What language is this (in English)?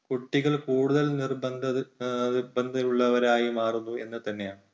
Malayalam